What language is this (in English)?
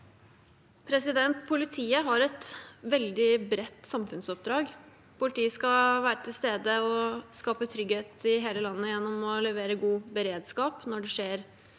Norwegian